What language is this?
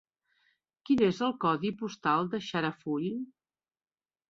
Catalan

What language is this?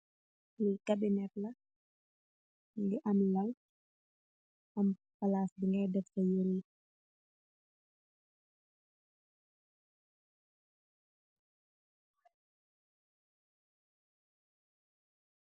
Wolof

